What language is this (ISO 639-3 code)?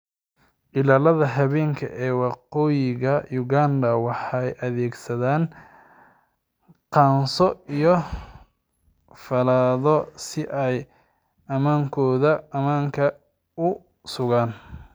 som